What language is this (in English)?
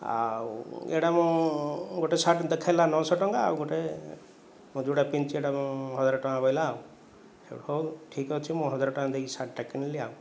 Odia